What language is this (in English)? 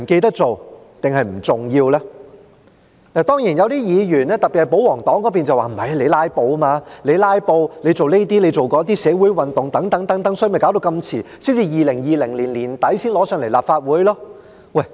Cantonese